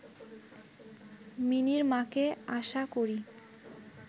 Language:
Bangla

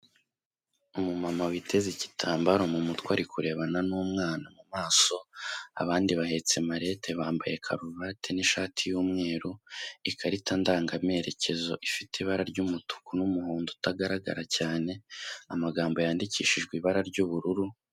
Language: Kinyarwanda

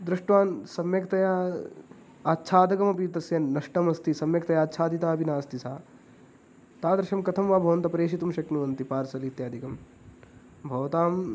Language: Sanskrit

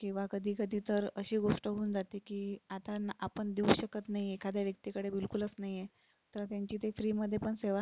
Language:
Marathi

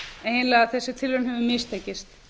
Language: Icelandic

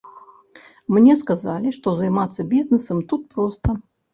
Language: Belarusian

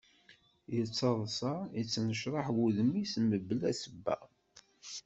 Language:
Kabyle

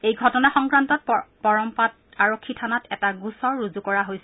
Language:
Assamese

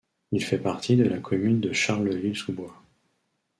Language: French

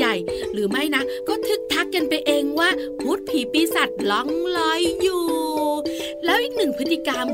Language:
Thai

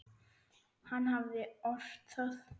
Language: Icelandic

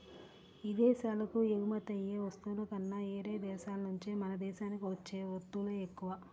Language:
Telugu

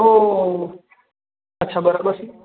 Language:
Gujarati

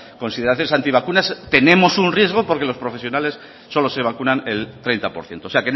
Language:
Spanish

